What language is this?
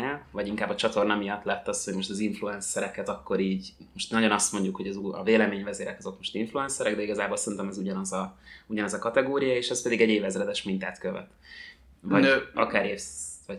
Hungarian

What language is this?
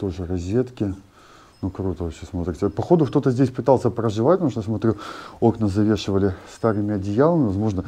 Russian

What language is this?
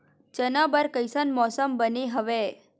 Chhattisgarhi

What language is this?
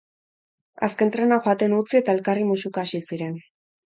Basque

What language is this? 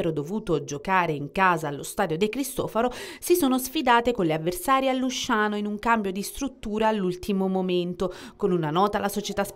Italian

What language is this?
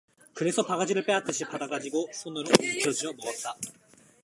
Korean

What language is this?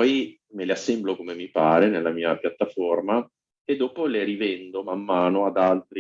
Italian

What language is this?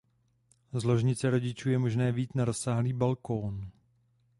Czech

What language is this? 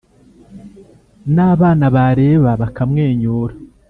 Kinyarwanda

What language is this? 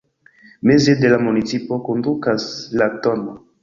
Esperanto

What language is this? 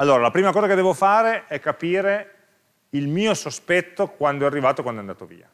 Italian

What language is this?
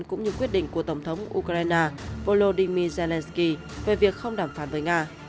Vietnamese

